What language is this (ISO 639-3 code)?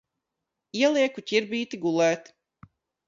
lav